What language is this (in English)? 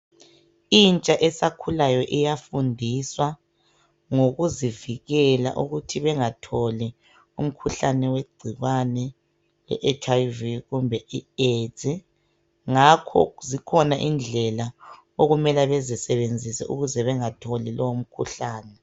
North Ndebele